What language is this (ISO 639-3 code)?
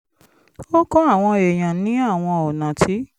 yor